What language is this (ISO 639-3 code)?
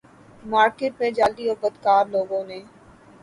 urd